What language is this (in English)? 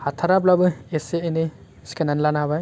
Bodo